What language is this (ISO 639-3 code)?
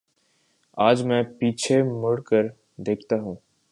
urd